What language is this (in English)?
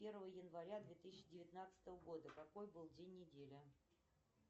Russian